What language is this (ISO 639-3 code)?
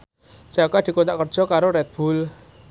jav